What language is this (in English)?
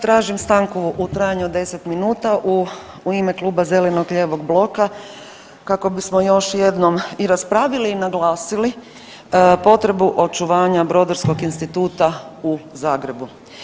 Croatian